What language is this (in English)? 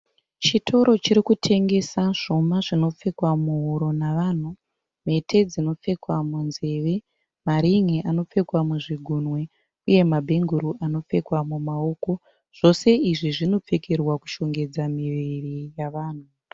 Shona